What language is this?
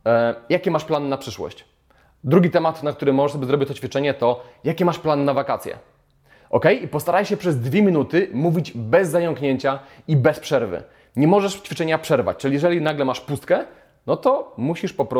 Polish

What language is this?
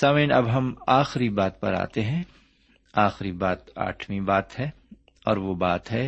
Urdu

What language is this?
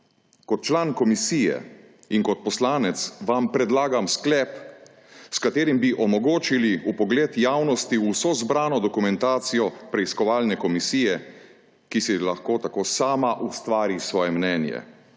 Slovenian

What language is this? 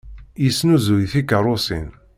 Kabyle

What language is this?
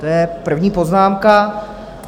Czech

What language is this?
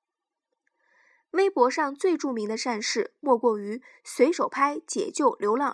Chinese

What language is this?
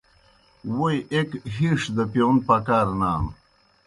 Kohistani Shina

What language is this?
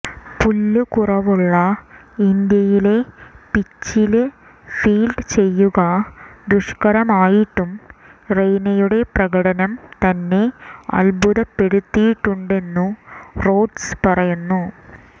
Malayalam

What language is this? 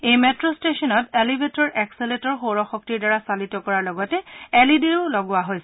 Assamese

